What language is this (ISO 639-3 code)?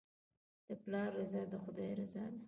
pus